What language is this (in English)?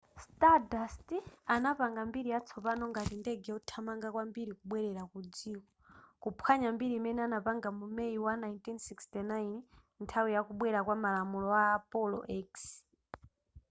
Nyanja